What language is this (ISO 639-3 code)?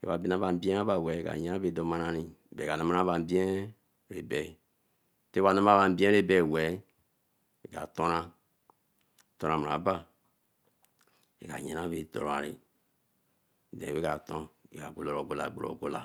elm